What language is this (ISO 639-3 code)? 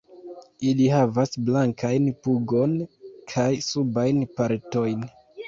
epo